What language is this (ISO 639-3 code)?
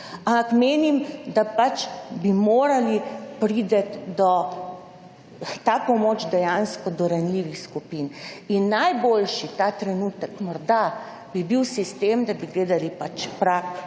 slv